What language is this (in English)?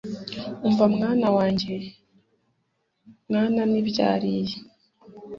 Kinyarwanda